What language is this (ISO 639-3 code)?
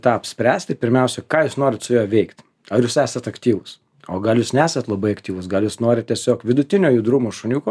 lit